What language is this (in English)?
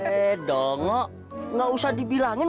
Indonesian